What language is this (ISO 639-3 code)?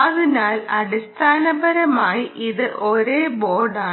mal